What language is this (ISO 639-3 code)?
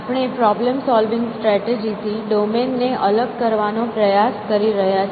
guj